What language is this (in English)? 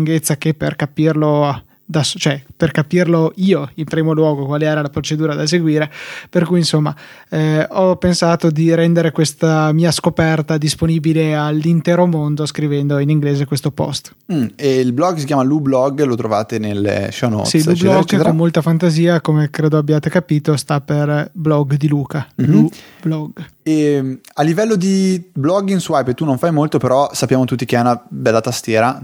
Italian